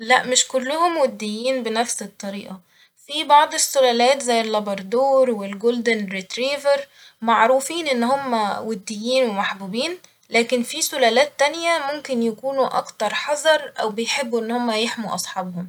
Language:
Egyptian Arabic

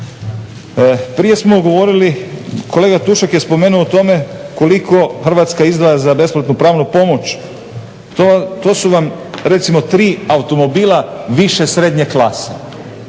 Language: Croatian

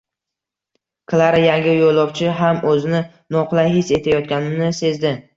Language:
Uzbek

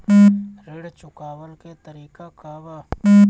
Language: Bhojpuri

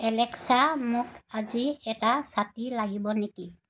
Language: Assamese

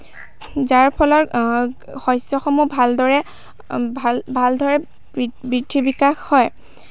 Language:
Assamese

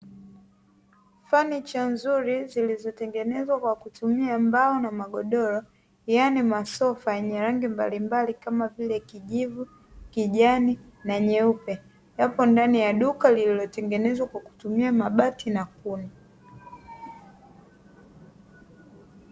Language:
Swahili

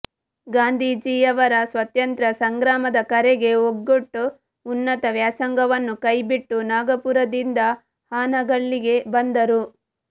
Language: Kannada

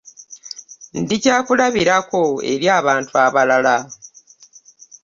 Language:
Ganda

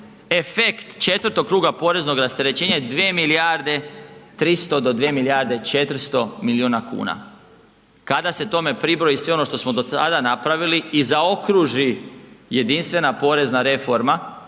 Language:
Croatian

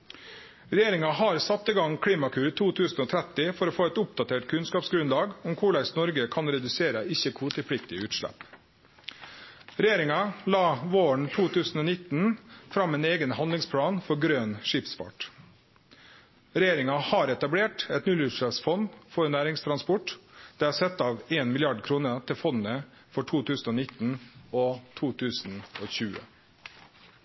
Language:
Norwegian Nynorsk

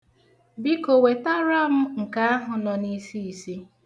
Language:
Igbo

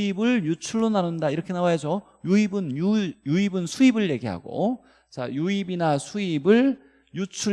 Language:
Korean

